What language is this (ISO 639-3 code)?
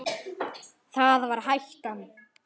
isl